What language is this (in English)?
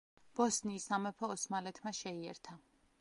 Georgian